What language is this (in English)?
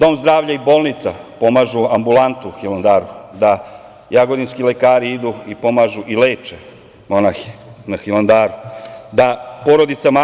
Serbian